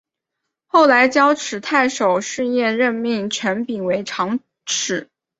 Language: Chinese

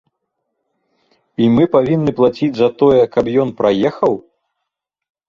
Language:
Belarusian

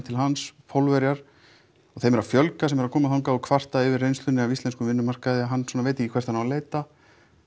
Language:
Icelandic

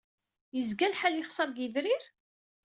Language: Kabyle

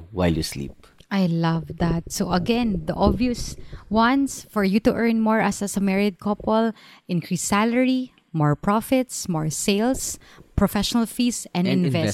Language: Filipino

